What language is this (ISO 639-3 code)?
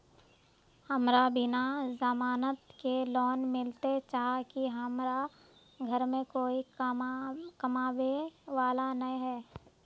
mag